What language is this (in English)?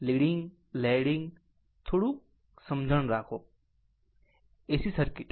Gujarati